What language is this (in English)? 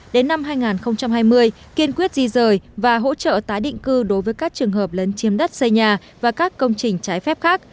Vietnamese